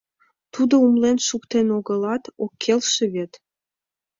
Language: Mari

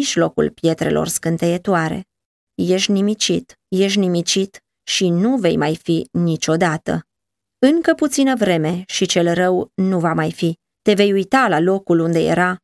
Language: Romanian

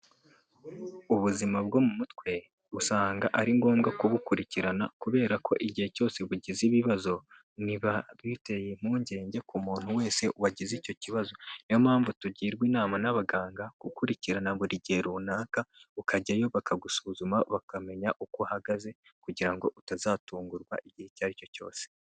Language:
Kinyarwanda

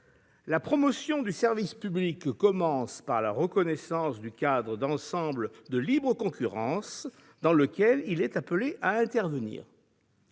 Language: French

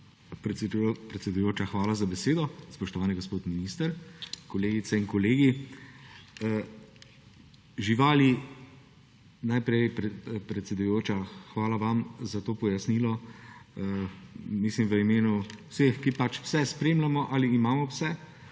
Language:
Slovenian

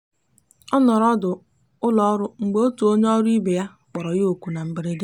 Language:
Igbo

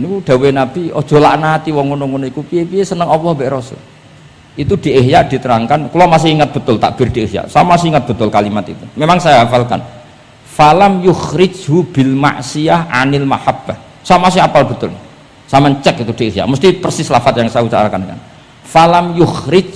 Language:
Indonesian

